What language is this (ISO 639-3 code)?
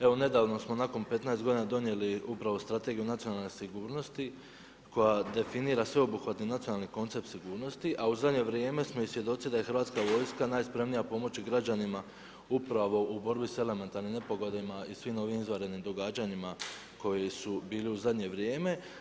hrv